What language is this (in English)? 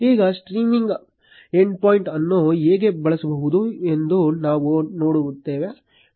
Kannada